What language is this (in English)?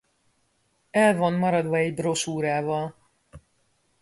Hungarian